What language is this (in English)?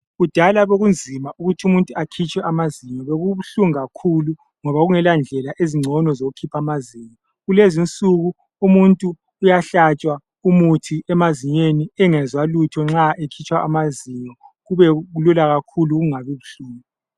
North Ndebele